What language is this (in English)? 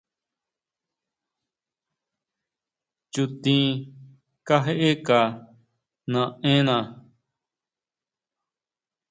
Huautla Mazatec